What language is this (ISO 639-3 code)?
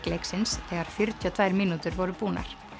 isl